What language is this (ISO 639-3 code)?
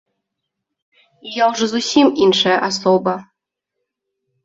bel